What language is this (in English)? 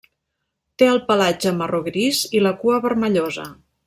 Catalan